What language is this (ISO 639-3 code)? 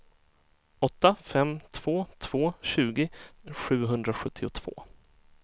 swe